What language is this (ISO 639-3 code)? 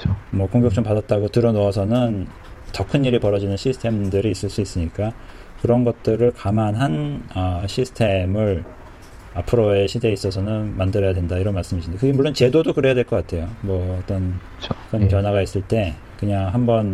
kor